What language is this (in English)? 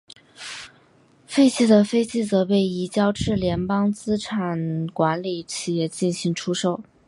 Chinese